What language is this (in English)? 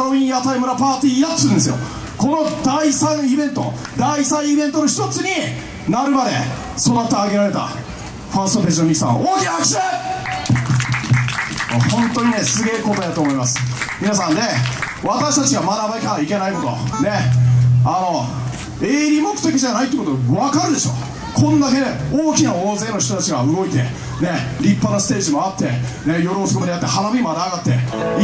Japanese